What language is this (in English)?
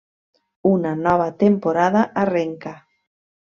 Catalan